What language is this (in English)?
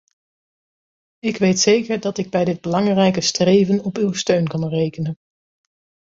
Dutch